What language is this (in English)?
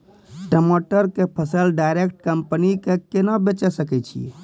Maithili